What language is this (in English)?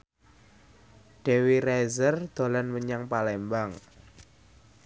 Javanese